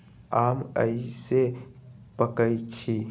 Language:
Magahi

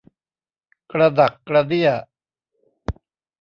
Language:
Thai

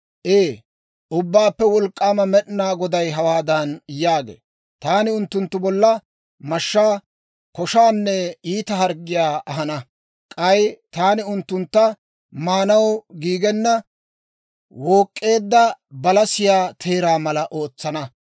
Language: Dawro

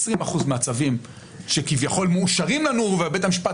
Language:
Hebrew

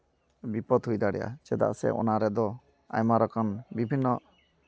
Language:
Santali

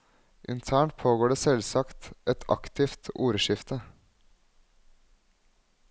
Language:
Norwegian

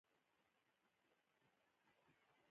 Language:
Pashto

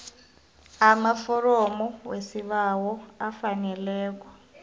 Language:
South Ndebele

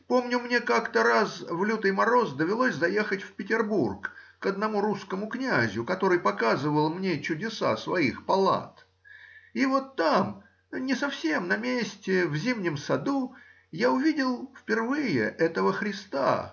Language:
Russian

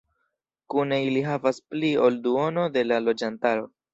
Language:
Esperanto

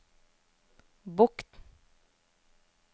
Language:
Norwegian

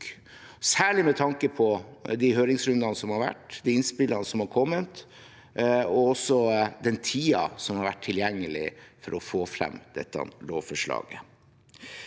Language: Norwegian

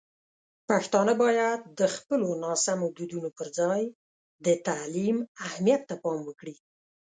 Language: Pashto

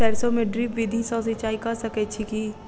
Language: Maithili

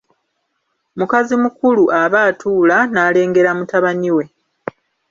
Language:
Ganda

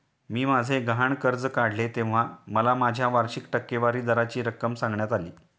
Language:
Marathi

